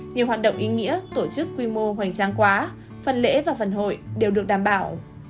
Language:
Vietnamese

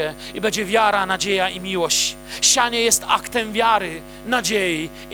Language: Polish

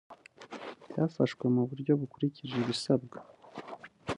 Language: Kinyarwanda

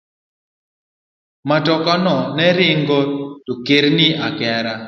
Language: Luo (Kenya and Tanzania)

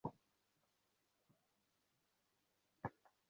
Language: Bangla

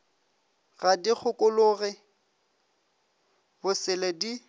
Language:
Northern Sotho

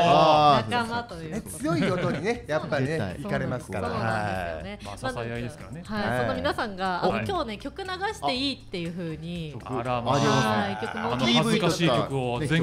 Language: Japanese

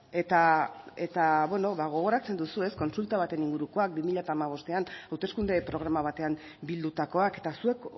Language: Basque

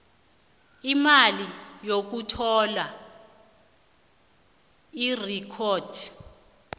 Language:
South Ndebele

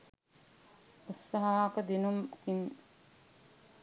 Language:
Sinhala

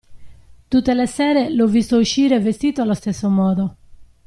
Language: Italian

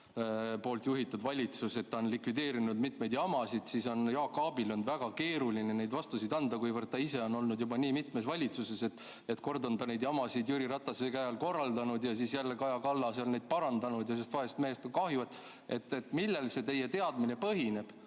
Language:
Estonian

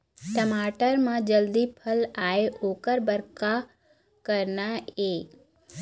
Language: Chhattisgarhi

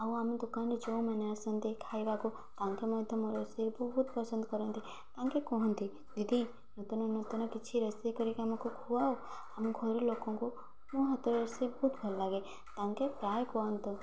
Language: Odia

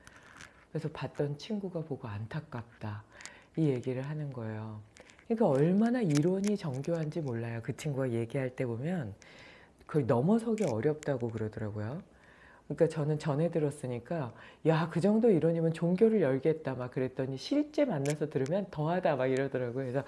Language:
Korean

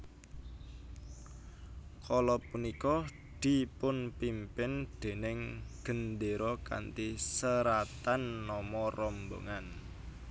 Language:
Javanese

